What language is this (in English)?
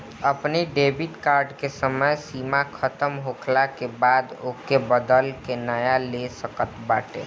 Bhojpuri